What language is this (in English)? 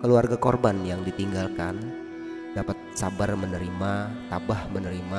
Indonesian